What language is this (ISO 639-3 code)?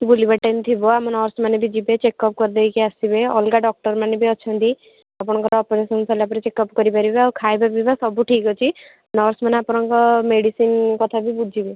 ori